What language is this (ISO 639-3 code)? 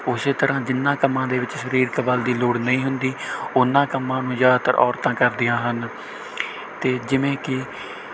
pan